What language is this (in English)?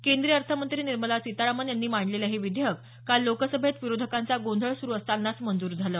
Marathi